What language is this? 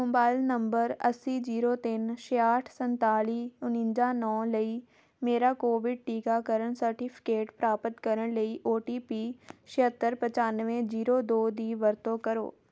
Punjabi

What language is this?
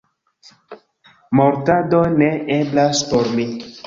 Esperanto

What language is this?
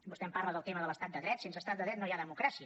Catalan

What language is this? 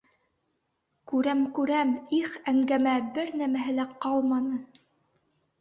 Bashkir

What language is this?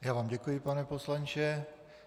Czech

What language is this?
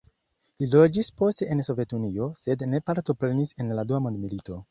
Esperanto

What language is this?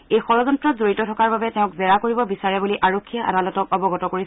Assamese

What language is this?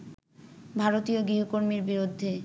Bangla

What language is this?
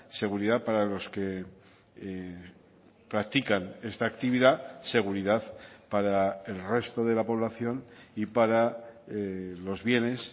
Spanish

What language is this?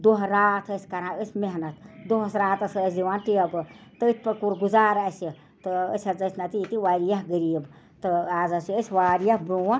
Kashmiri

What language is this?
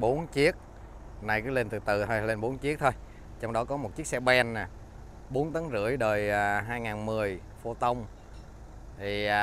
Vietnamese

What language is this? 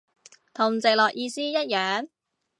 Cantonese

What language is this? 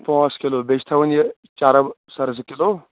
Kashmiri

